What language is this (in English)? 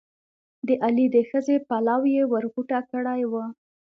Pashto